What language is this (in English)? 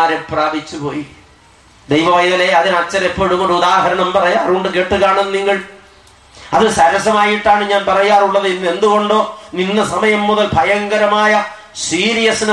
English